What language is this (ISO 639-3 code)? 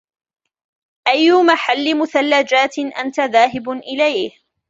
ara